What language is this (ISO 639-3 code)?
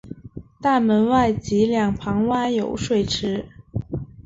zho